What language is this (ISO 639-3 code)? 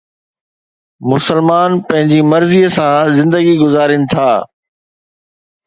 snd